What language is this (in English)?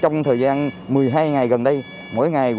Vietnamese